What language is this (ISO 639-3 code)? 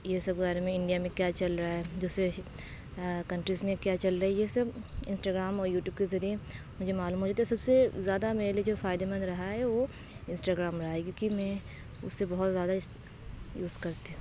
urd